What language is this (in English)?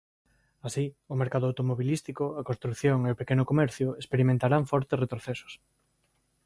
Galician